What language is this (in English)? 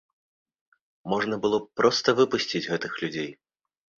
Belarusian